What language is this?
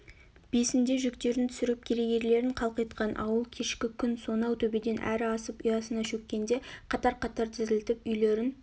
Kazakh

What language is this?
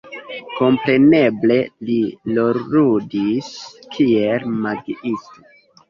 Esperanto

